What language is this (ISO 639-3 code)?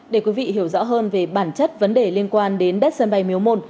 vie